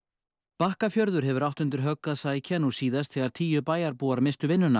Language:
Icelandic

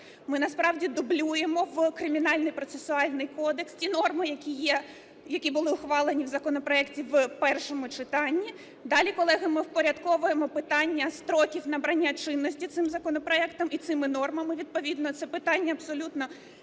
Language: Ukrainian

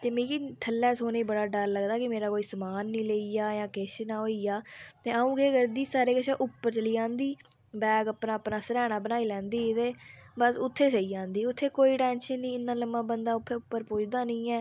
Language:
Dogri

